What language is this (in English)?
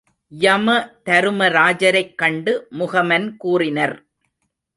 Tamil